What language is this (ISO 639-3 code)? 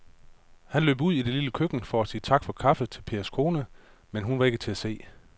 dan